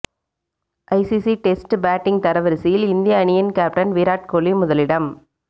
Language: Tamil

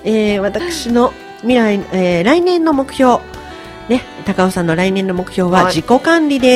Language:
Japanese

